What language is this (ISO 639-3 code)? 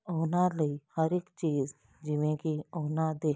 pan